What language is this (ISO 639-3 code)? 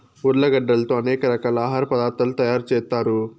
tel